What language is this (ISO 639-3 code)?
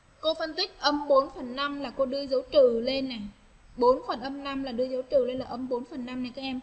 vie